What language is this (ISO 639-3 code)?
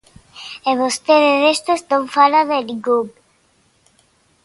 glg